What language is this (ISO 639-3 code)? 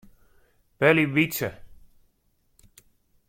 fry